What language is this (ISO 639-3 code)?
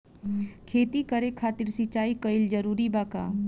bho